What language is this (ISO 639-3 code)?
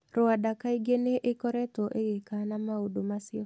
kik